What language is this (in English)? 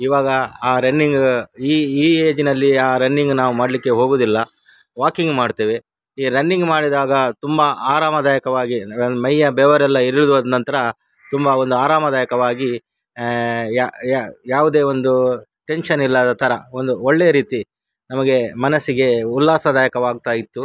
Kannada